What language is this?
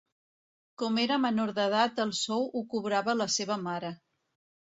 Catalan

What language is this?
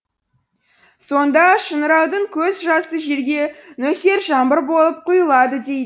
Kazakh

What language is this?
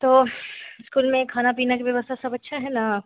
Hindi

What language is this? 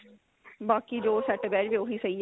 Punjabi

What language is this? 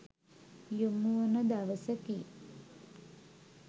Sinhala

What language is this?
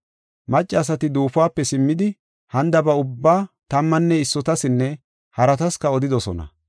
Gofa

